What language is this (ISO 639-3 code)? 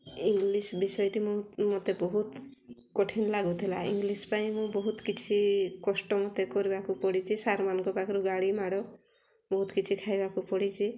ori